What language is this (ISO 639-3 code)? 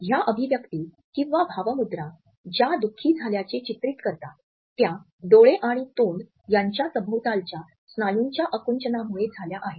mar